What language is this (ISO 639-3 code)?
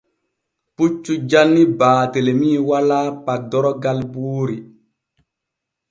fue